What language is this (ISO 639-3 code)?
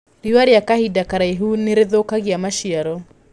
kik